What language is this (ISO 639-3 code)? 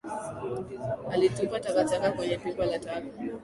swa